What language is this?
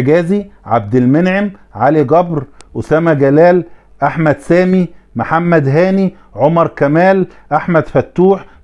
Arabic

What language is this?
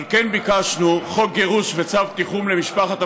Hebrew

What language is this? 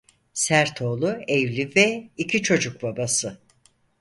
Turkish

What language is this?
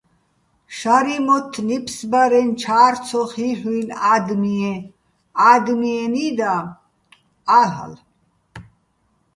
Bats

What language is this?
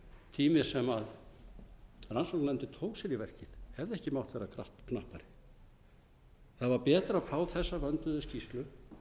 Icelandic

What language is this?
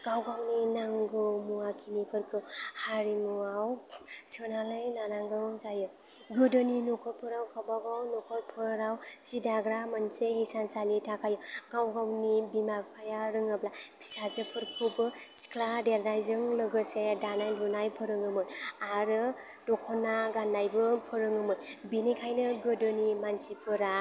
Bodo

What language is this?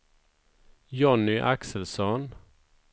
Swedish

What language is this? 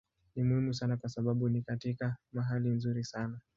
Swahili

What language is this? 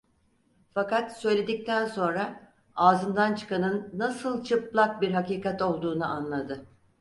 Turkish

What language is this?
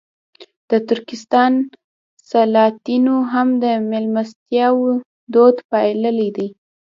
Pashto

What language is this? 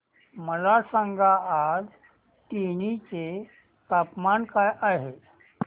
Marathi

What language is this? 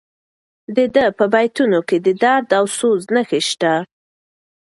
Pashto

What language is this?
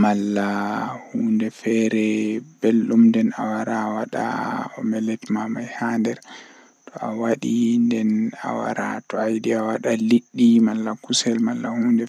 Western Niger Fulfulde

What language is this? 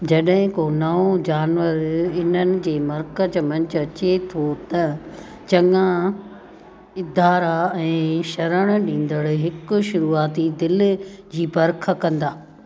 Sindhi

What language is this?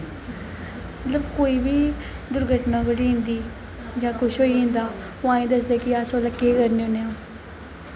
Dogri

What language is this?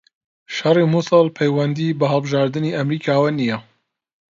Central Kurdish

